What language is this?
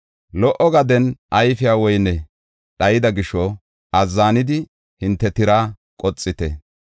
Gofa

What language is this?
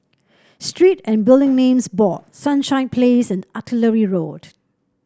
English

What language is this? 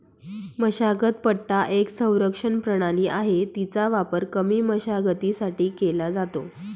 Marathi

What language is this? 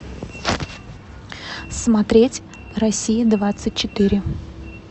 Russian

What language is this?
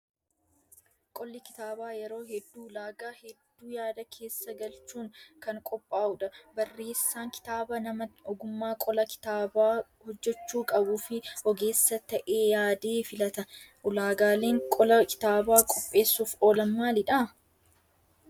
Oromo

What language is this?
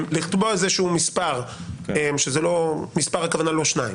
Hebrew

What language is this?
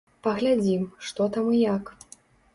Belarusian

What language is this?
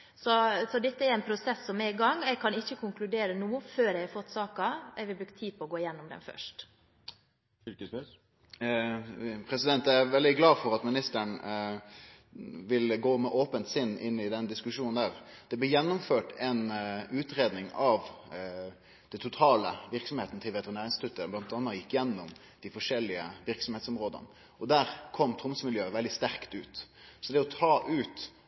Norwegian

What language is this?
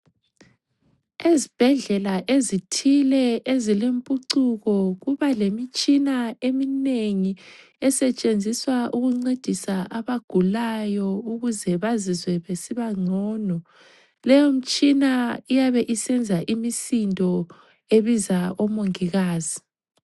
North Ndebele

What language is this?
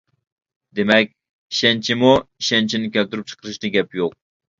Uyghur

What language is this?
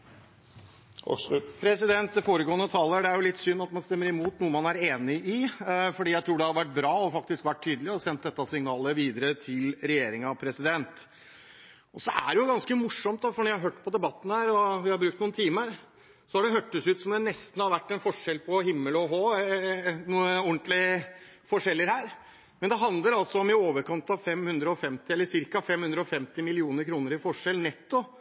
Norwegian Bokmål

